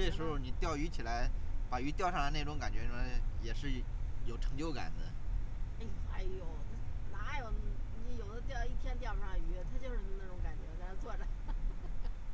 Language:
Chinese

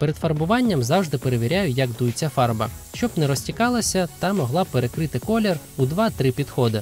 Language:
Ukrainian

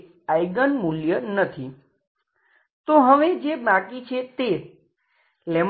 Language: Gujarati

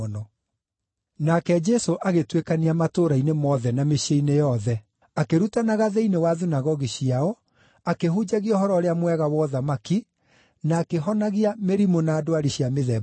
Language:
Kikuyu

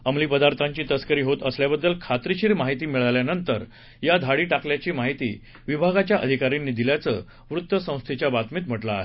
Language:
Marathi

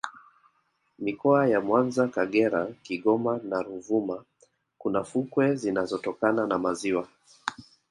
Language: Swahili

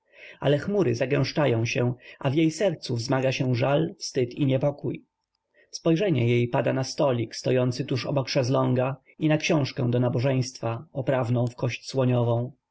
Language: Polish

